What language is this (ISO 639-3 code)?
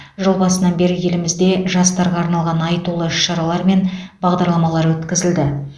kaz